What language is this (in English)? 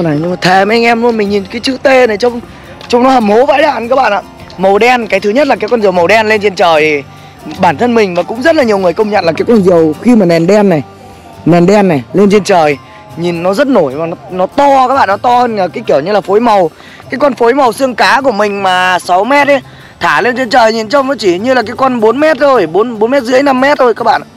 Vietnamese